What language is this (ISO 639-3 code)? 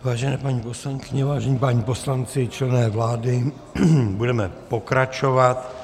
ces